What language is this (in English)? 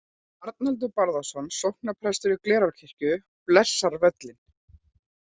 Icelandic